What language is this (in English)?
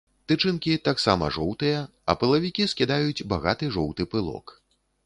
Belarusian